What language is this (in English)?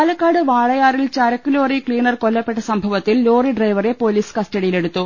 Malayalam